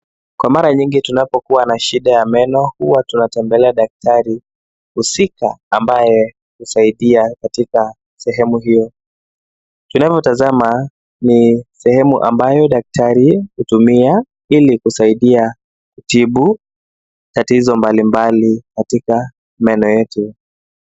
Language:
Swahili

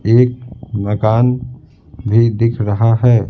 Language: Hindi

